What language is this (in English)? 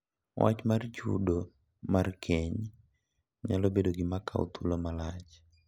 Luo (Kenya and Tanzania)